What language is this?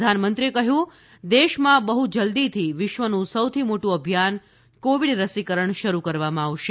Gujarati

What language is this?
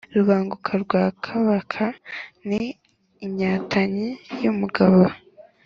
Kinyarwanda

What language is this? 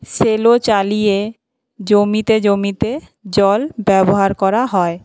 Bangla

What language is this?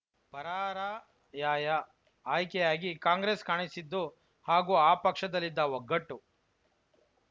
Kannada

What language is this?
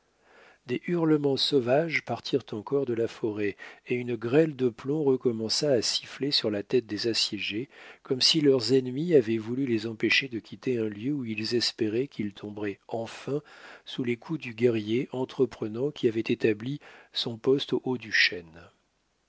French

